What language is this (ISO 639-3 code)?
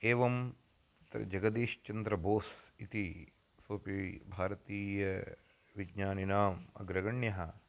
san